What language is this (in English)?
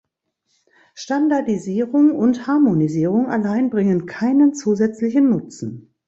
German